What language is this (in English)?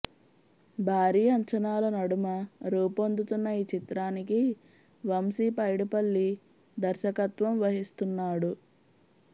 Telugu